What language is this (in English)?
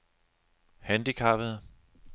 Danish